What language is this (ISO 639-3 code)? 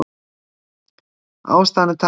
isl